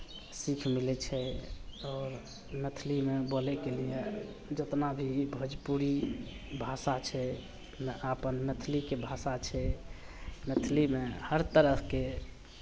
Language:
Maithili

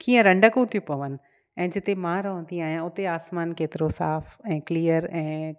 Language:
Sindhi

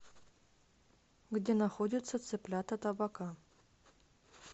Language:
Russian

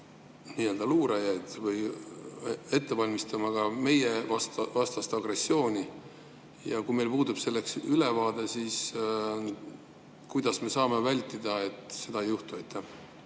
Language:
Estonian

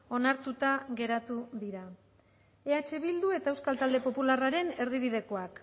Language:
Basque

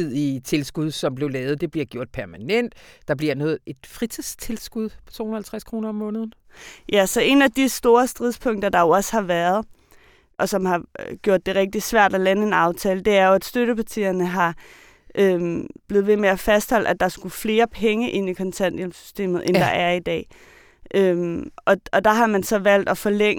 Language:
Danish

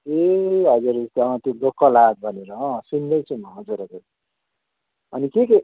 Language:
Nepali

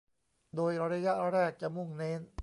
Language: Thai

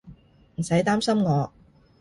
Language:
Cantonese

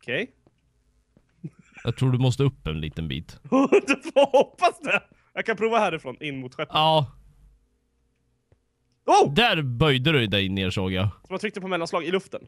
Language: Swedish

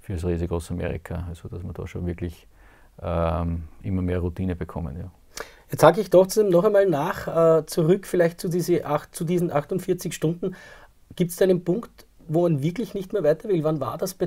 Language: German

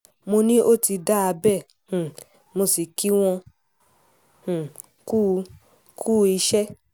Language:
Yoruba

